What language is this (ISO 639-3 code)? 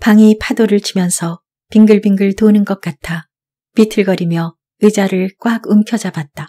kor